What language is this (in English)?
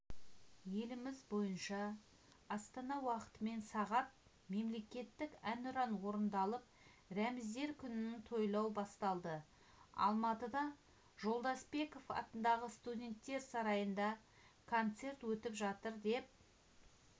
Kazakh